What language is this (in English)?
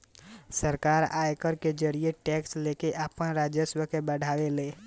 Bhojpuri